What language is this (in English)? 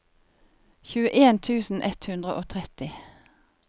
Norwegian